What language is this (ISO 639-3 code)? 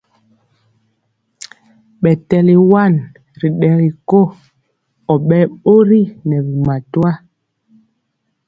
mcx